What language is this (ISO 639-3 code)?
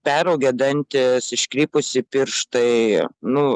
lit